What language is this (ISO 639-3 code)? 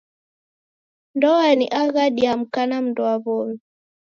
dav